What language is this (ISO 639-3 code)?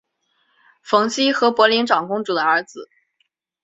zho